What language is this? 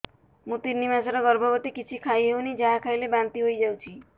Odia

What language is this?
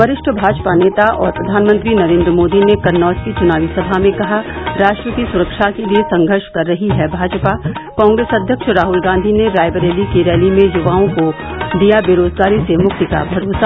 Hindi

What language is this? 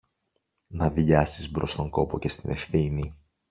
Greek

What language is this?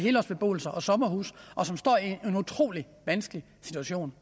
Danish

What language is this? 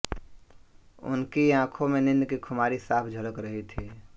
Hindi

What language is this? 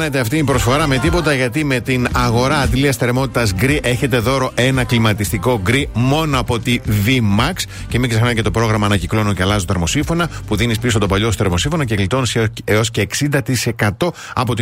Greek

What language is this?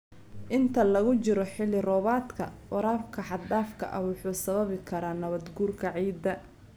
Somali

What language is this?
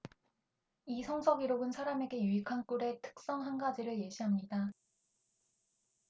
Korean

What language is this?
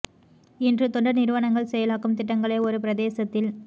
Tamil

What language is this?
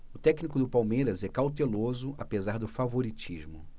Portuguese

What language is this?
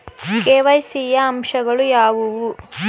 Kannada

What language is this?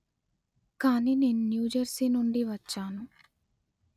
Telugu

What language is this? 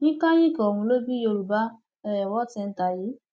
Yoruba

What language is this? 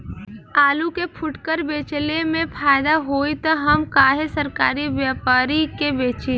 Bhojpuri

